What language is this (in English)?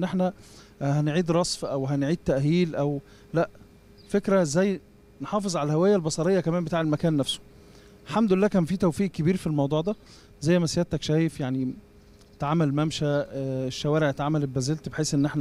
Arabic